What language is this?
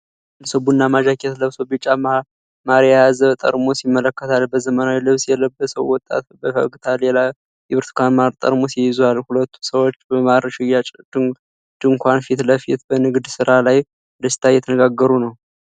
Amharic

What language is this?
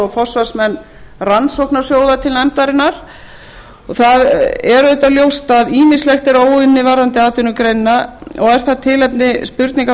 Icelandic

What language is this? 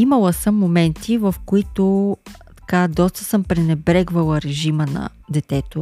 Bulgarian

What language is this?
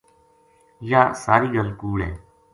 Gujari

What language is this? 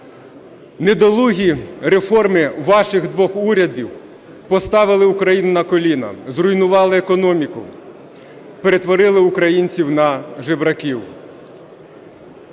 Ukrainian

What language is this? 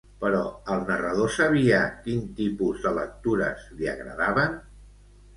Catalan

